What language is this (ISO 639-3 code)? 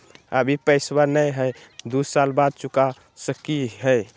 mag